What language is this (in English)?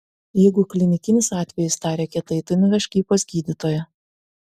Lithuanian